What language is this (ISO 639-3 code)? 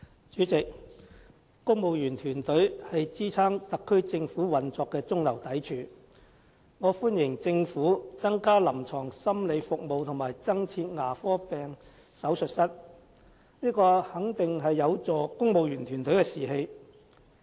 yue